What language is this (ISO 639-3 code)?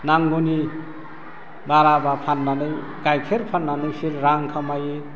brx